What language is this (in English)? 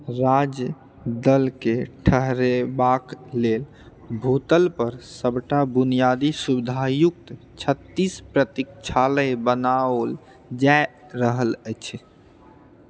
Maithili